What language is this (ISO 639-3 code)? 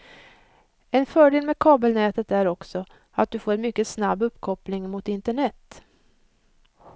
swe